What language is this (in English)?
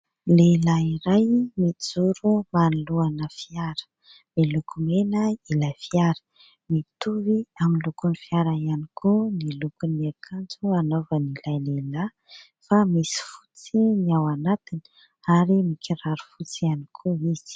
Malagasy